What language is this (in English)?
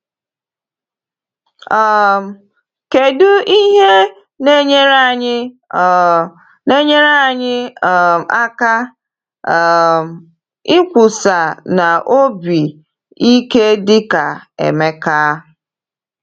Igbo